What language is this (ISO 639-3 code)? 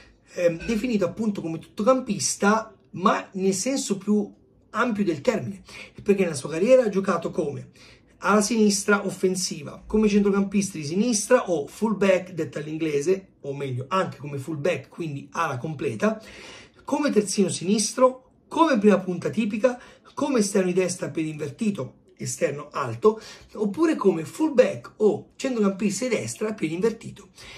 ita